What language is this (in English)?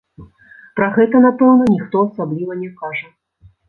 Belarusian